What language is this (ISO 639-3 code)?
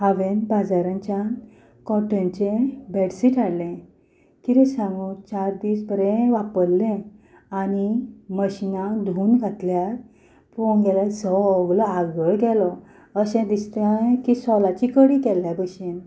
kok